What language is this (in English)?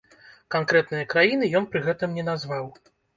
Belarusian